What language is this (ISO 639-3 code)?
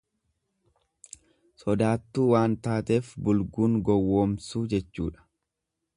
orm